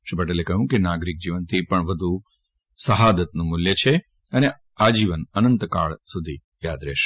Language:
Gujarati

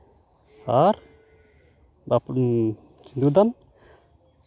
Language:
Santali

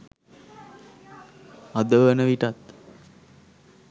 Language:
Sinhala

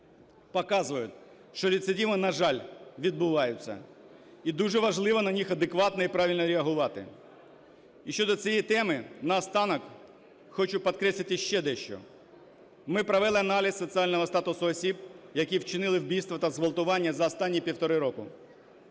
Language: Ukrainian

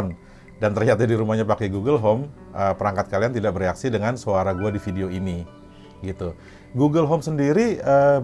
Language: Indonesian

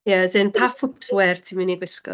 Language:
Welsh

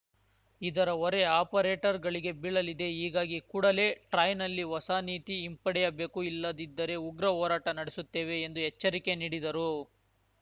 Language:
Kannada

